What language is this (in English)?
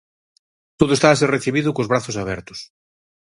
Galician